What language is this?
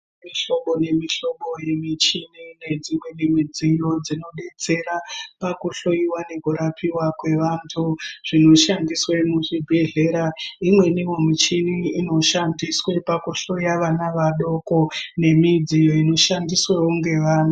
Ndau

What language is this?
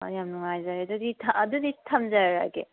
Manipuri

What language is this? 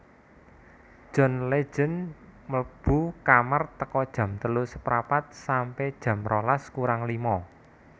Javanese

